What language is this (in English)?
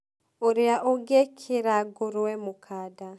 Kikuyu